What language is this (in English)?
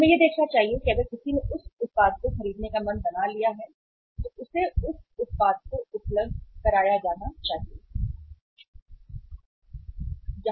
Hindi